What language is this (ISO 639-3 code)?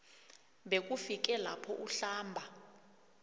nbl